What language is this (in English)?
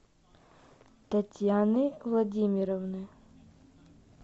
Russian